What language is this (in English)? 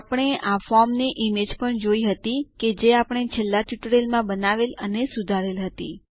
Gujarati